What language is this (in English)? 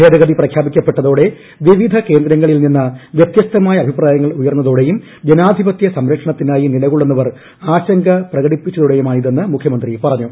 Malayalam